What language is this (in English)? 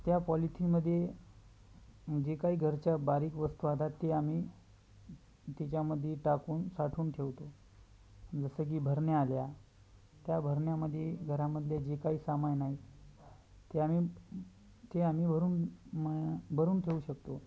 Marathi